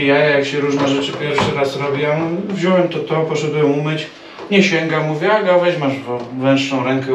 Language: Polish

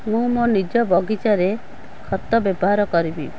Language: Odia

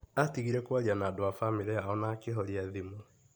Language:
Kikuyu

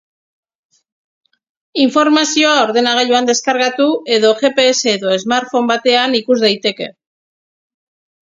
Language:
Basque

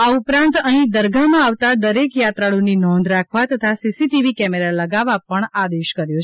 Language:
Gujarati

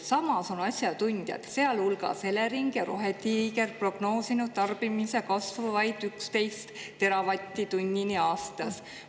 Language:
Estonian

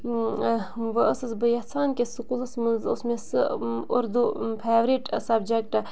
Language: Kashmiri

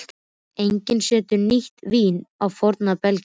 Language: Icelandic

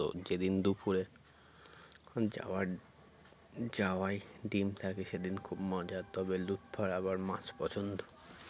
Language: Bangla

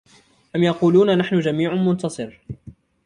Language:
Arabic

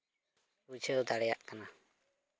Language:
Santali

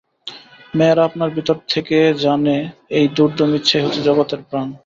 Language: Bangla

